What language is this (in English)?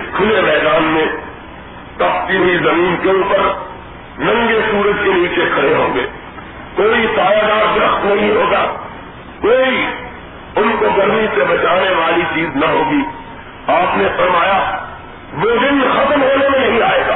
Urdu